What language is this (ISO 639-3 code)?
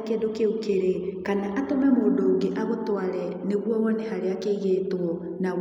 kik